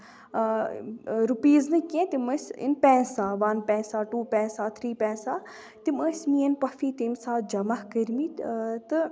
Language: Kashmiri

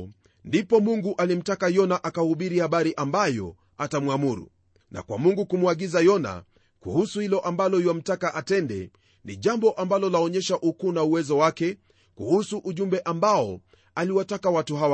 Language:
Swahili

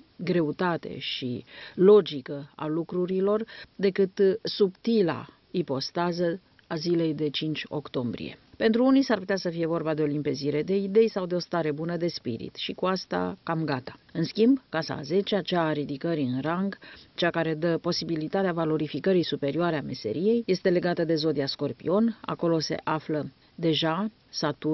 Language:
Romanian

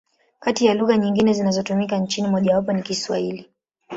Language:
Swahili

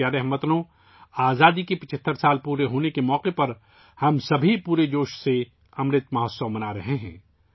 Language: Urdu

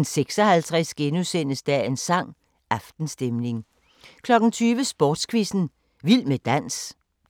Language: Danish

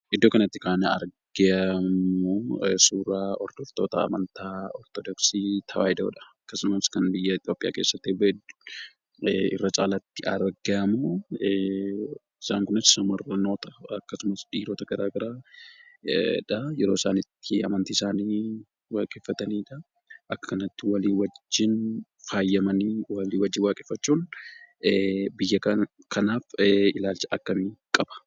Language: Oromo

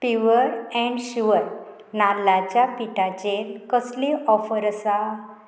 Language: Konkani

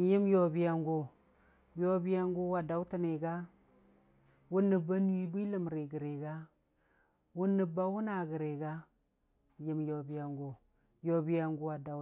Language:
Dijim-Bwilim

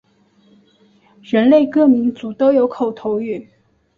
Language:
Chinese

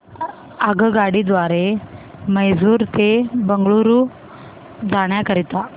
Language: Marathi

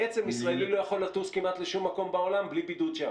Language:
Hebrew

